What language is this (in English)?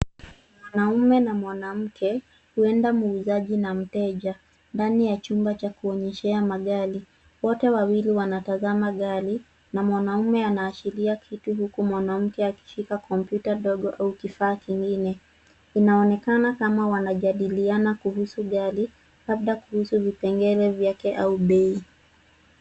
Swahili